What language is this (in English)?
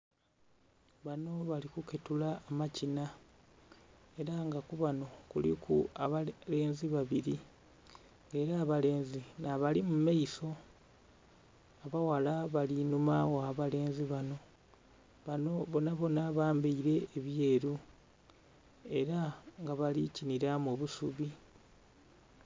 Soga